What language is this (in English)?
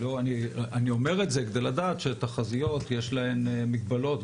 Hebrew